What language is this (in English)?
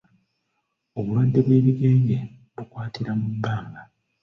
Ganda